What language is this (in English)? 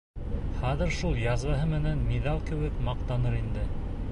Bashkir